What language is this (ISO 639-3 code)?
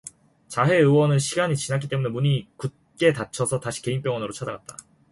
kor